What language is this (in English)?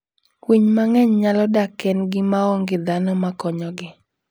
Luo (Kenya and Tanzania)